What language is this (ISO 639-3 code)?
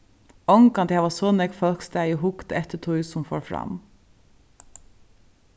fao